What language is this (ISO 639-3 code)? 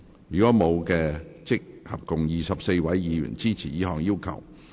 yue